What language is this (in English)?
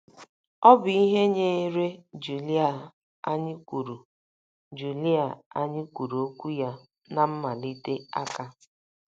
Igbo